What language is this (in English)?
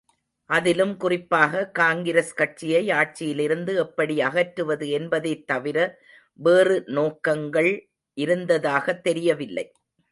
Tamil